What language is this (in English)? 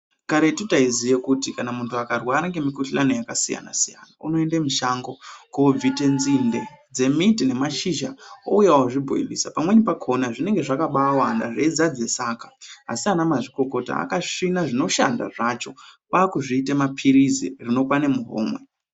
Ndau